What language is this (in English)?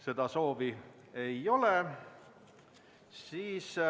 Estonian